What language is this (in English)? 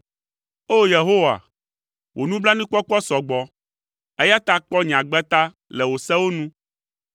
Ewe